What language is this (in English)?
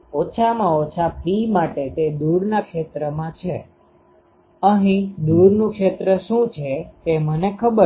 Gujarati